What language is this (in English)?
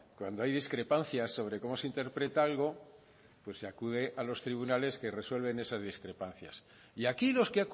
Spanish